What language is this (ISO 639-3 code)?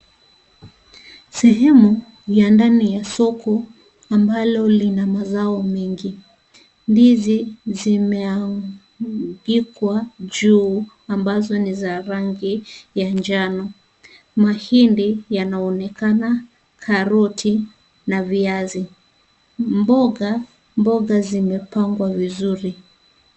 swa